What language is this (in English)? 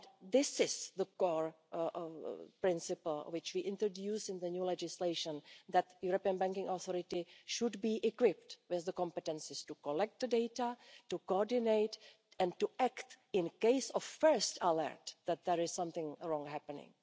English